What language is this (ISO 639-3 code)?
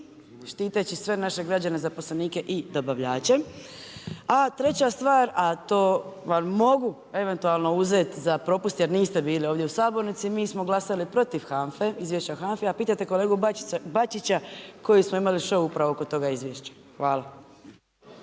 hrv